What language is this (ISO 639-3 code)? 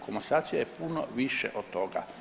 hrv